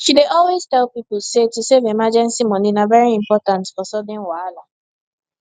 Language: Nigerian Pidgin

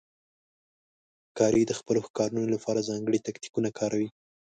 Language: Pashto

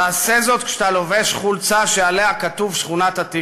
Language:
Hebrew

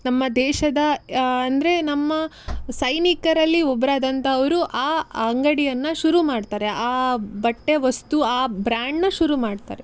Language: Kannada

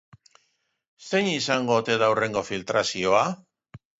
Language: Basque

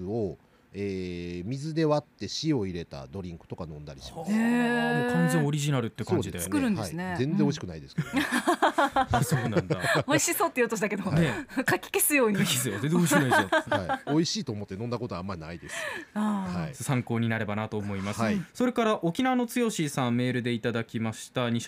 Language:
Japanese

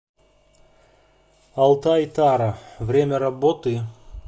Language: Russian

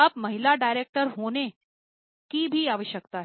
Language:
Hindi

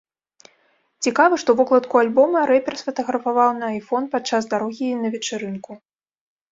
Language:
Belarusian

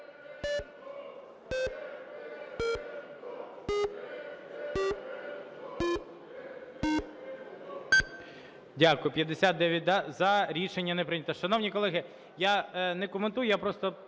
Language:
Ukrainian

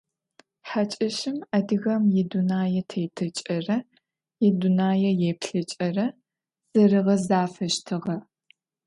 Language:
Adyghe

